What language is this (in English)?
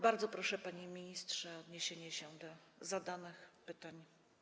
Polish